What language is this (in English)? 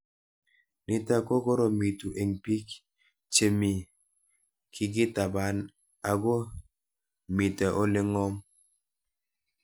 Kalenjin